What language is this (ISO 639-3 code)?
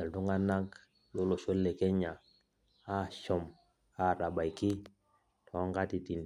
mas